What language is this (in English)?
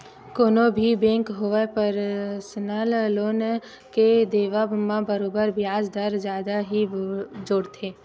Chhattisgarhi